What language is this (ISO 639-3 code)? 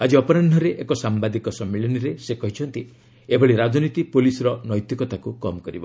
ori